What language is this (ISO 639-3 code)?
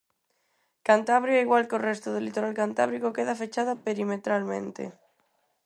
glg